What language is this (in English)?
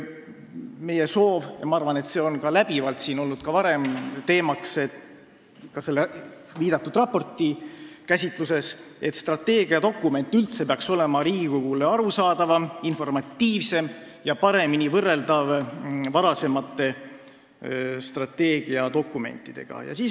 Estonian